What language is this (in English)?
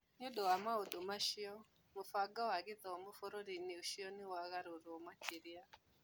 Kikuyu